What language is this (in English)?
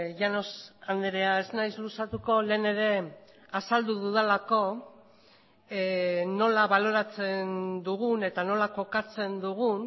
Basque